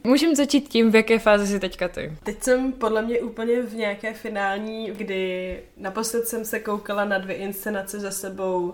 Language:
Czech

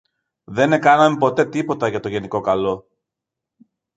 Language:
Greek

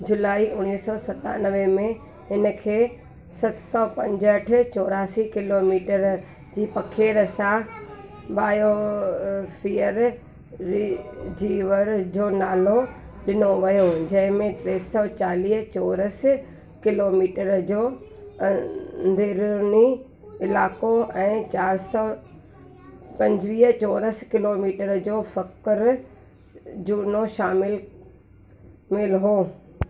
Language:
Sindhi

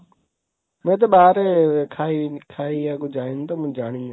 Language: Odia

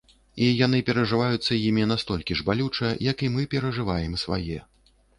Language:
Belarusian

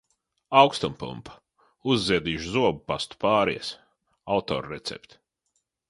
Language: Latvian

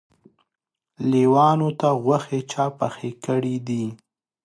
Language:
Pashto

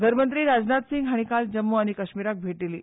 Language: Konkani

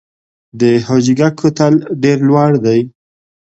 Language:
Pashto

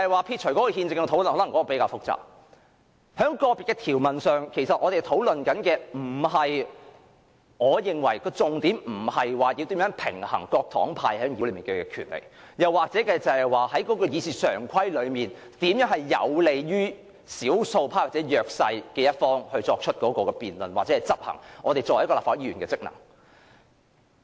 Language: Cantonese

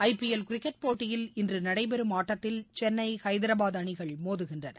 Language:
Tamil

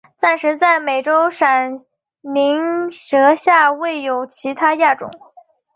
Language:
Chinese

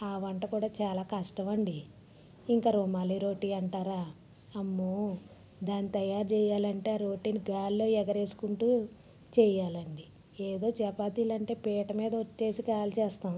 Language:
Telugu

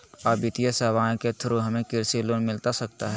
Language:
Magahi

